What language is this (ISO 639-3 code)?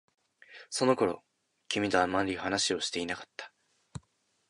jpn